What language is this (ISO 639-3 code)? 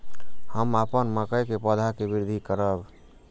mai